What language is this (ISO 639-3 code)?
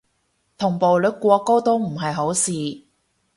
yue